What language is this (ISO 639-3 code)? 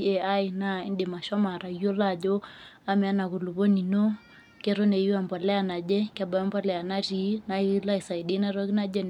mas